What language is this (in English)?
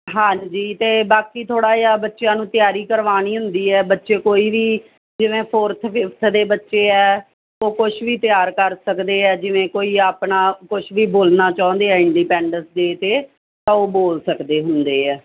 Punjabi